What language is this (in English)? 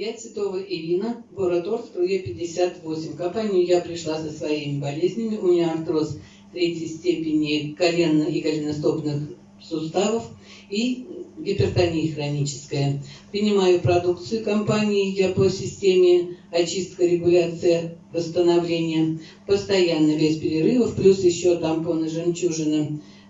Russian